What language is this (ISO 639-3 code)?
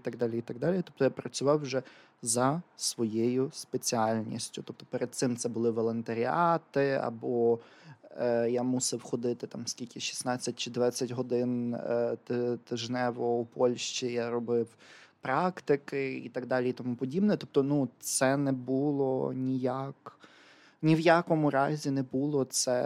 ukr